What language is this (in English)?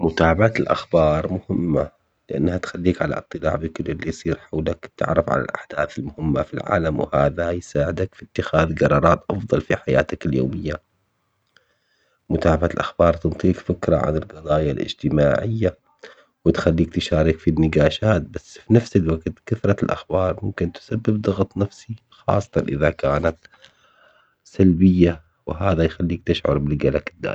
Omani Arabic